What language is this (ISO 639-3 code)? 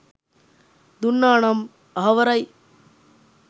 sin